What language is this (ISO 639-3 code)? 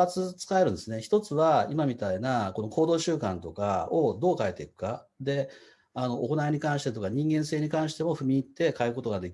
jpn